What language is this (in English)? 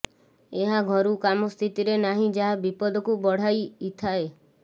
Odia